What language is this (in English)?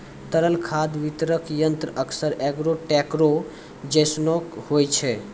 Maithili